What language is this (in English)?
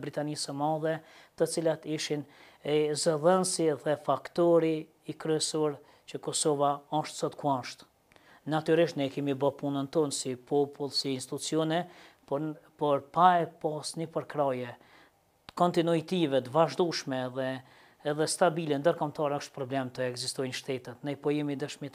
Romanian